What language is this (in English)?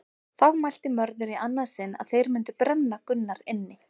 Icelandic